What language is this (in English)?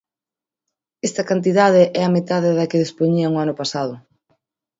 Galician